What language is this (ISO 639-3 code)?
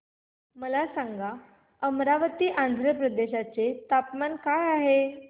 mar